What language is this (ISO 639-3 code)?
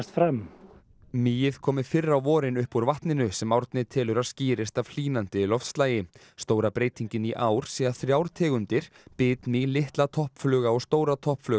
isl